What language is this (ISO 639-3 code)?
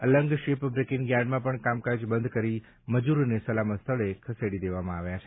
guj